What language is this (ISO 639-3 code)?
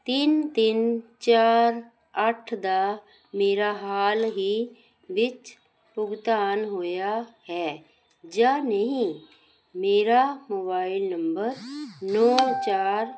pan